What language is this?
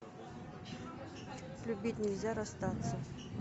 Russian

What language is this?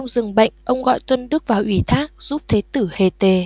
Vietnamese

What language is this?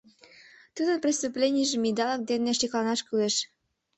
Mari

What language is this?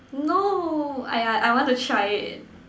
English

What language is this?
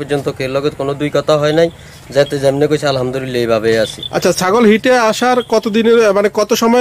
Romanian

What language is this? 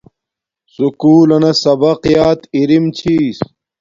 Domaaki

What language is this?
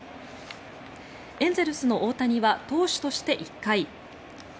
Japanese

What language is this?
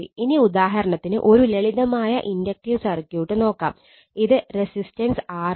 Malayalam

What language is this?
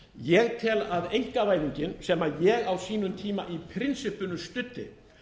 Icelandic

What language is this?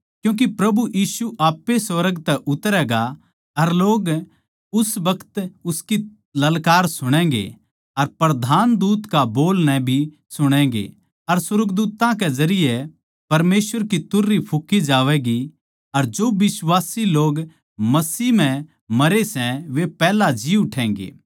Haryanvi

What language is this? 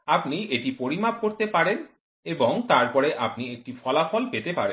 Bangla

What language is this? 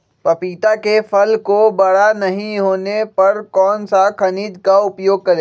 Magahi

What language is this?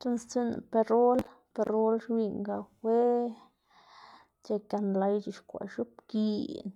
Xanaguía Zapotec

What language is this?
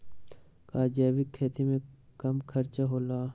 Magahi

